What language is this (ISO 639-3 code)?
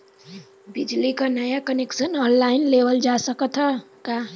bho